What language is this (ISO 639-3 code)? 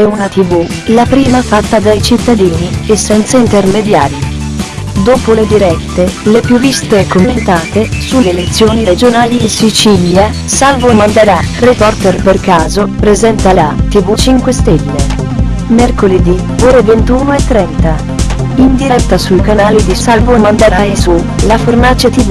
ita